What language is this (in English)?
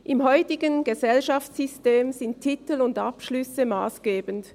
Swiss German